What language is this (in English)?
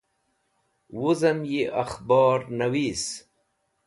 Wakhi